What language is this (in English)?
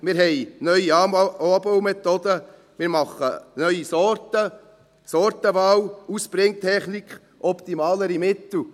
Swiss German